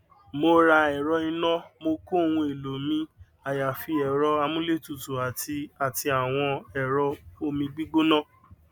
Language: Yoruba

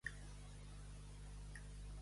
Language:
Catalan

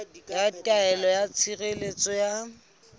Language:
Southern Sotho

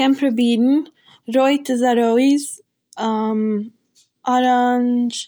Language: Yiddish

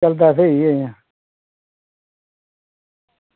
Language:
Dogri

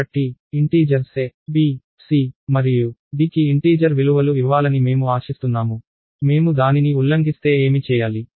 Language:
Telugu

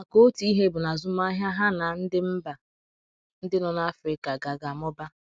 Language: Igbo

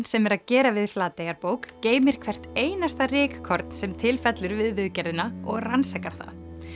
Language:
Icelandic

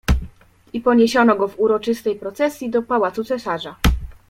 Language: Polish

